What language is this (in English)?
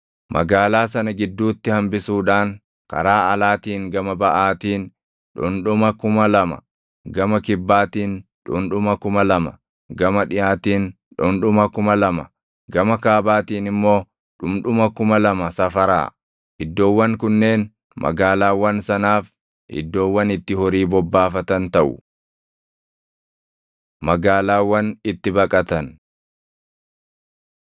Oromo